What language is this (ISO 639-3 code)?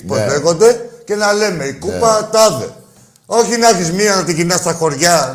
ell